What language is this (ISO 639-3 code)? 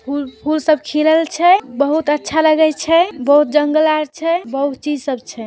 mag